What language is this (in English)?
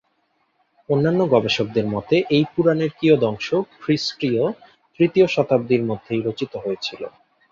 Bangla